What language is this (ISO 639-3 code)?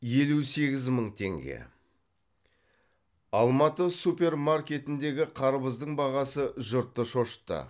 kaz